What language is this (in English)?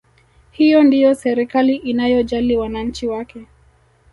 Swahili